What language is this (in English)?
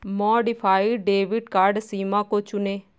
Hindi